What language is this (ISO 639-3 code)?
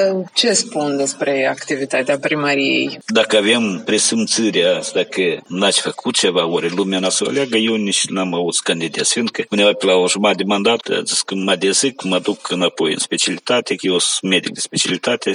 ron